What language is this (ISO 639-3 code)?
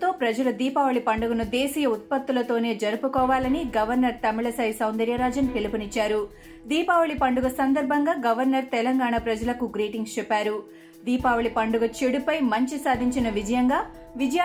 tel